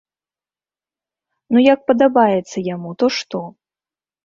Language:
Belarusian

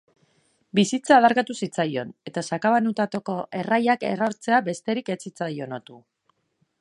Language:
Basque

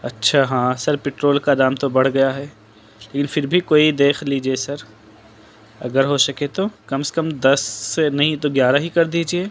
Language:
Urdu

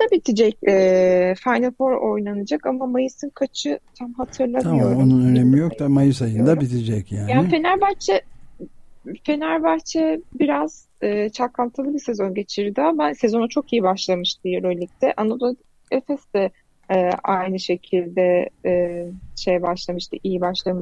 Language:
Turkish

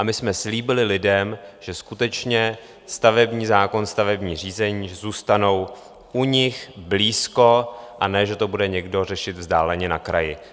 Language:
Czech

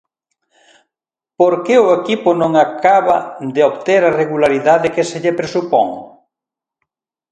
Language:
Galician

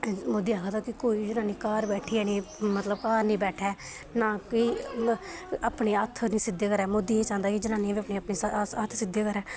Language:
Dogri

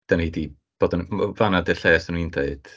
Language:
Welsh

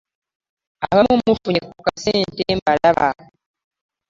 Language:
Ganda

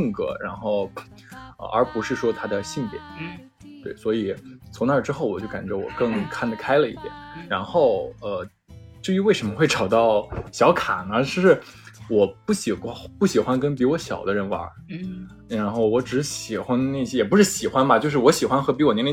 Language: Chinese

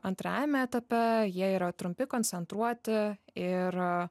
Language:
Lithuanian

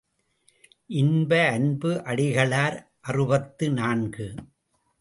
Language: Tamil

